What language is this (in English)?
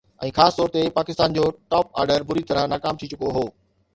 Sindhi